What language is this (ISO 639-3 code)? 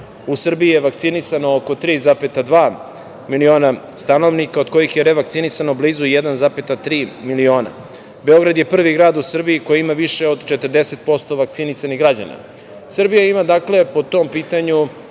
srp